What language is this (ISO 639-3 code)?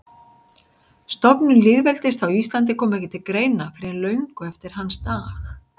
isl